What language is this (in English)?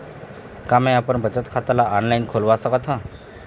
Chhattisgarhi